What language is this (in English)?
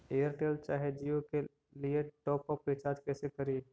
Magahi